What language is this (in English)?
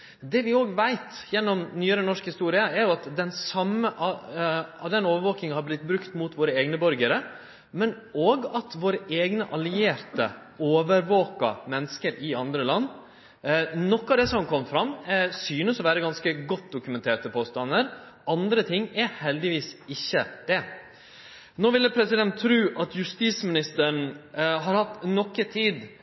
Norwegian Nynorsk